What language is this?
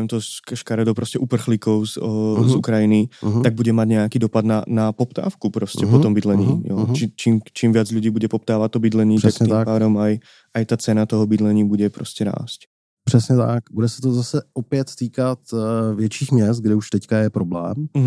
Czech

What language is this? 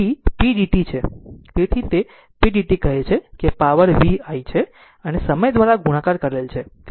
Gujarati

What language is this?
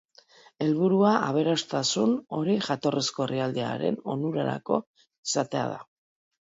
Basque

